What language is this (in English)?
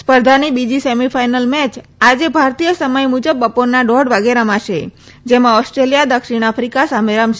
Gujarati